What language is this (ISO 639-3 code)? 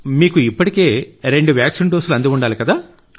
tel